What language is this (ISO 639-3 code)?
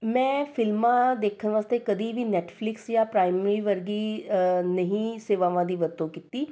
pan